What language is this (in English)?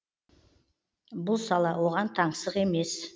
Kazakh